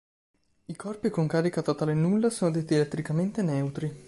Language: Italian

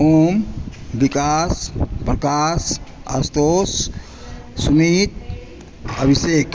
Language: Maithili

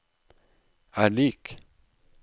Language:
Norwegian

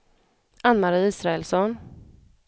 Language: Swedish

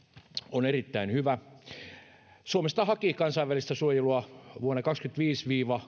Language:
Finnish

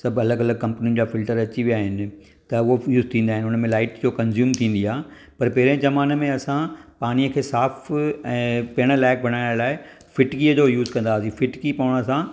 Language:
Sindhi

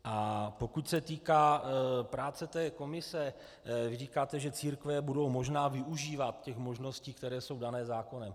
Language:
Czech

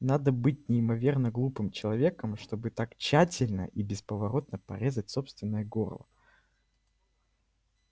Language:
Russian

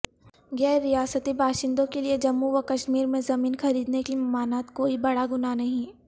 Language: Urdu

